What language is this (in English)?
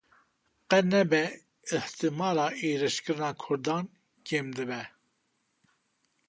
Kurdish